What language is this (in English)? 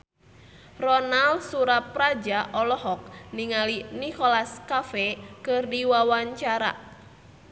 Sundanese